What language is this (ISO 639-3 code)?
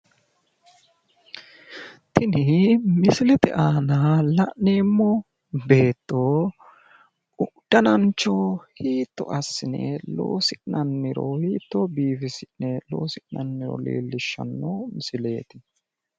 sid